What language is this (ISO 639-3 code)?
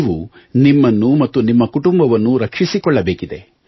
kan